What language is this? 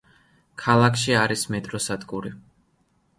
Georgian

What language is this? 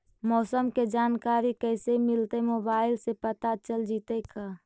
Magahi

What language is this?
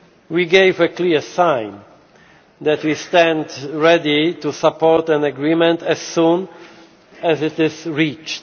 English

